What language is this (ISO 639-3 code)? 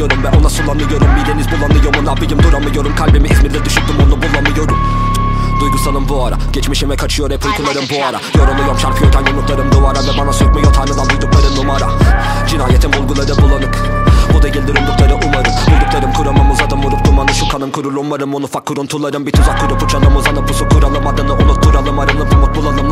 tur